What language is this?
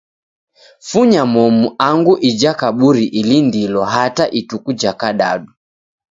Taita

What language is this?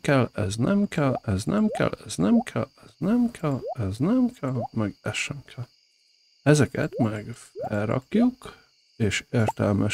Hungarian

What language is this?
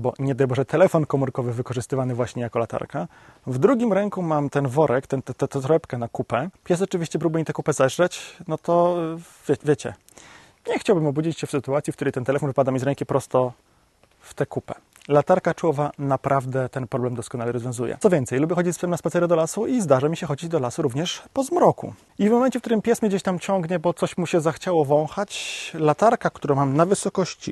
Polish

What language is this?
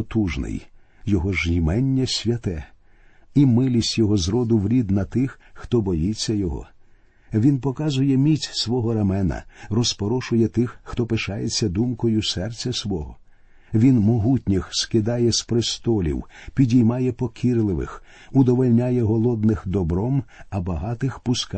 Ukrainian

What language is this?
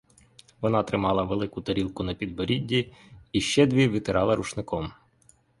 Ukrainian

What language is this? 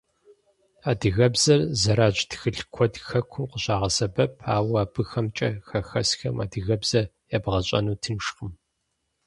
Kabardian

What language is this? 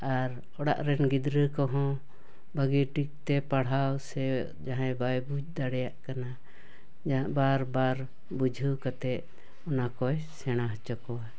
Santali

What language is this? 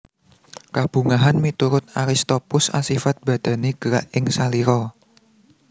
Javanese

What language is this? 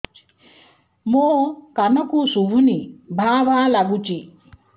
Odia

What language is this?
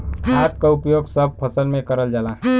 Bhojpuri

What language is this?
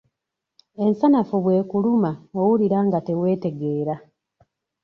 Ganda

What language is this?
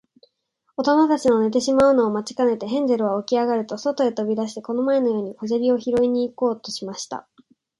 Japanese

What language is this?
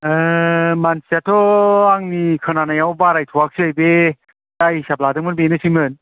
Bodo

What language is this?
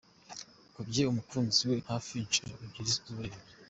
Kinyarwanda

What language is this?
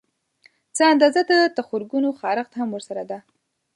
Pashto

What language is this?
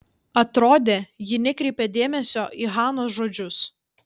Lithuanian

